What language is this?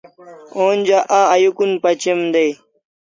Kalasha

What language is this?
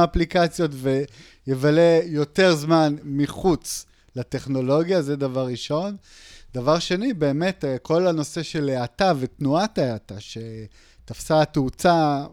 Hebrew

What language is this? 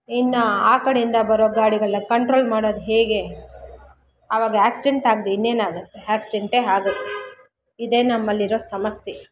Kannada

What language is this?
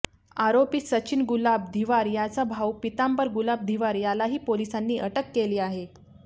Marathi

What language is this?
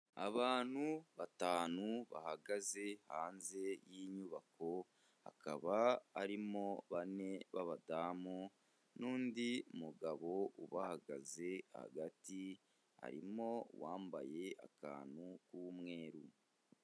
Kinyarwanda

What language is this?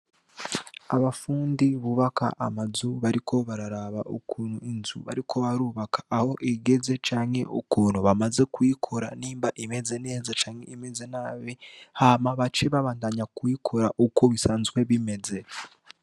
Rundi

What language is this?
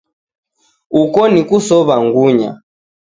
Taita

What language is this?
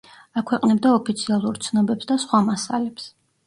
Georgian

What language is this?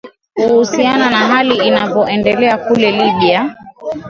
Swahili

